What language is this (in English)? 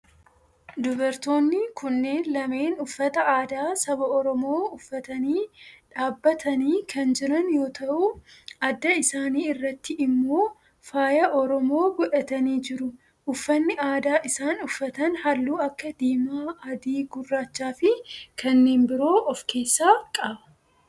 Oromo